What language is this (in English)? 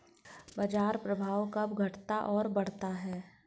Hindi